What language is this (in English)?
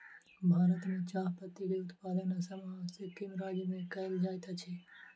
Maithili